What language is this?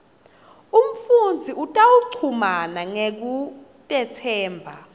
Swati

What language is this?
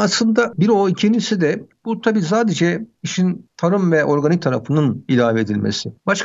Turkish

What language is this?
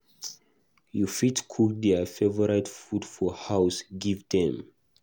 Nigerian Pidgin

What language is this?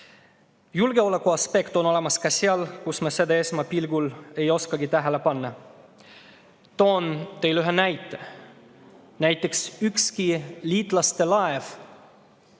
Estonian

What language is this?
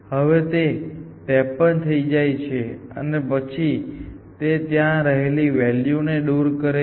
Gujarati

